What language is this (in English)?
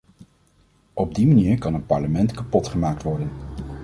Dutch